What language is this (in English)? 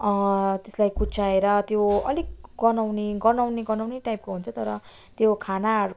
Nepali